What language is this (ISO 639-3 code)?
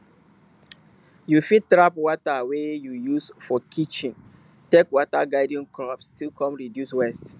pcm